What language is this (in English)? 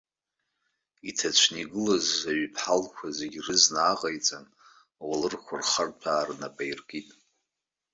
Abkhazian